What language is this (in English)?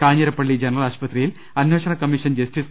Malayalam